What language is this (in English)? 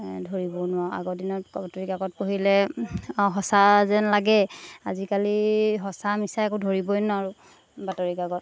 Assamese